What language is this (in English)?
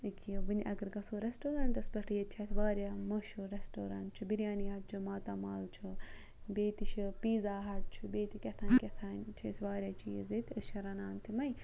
Kashmiri